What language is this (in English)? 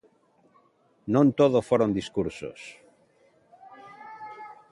Galician